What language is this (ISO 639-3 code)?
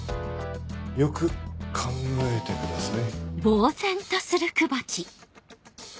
jpn